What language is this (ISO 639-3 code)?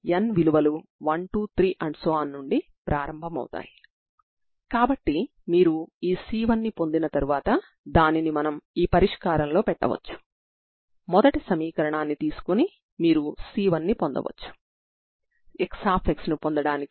tel